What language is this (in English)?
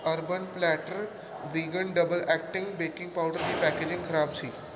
Punjabi